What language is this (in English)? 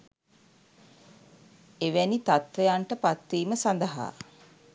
Sinhala